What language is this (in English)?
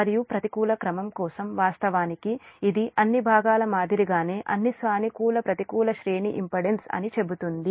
Telugu